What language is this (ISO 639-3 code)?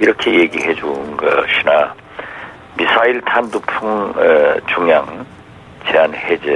kor